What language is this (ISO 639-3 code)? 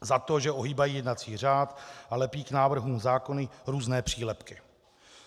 ces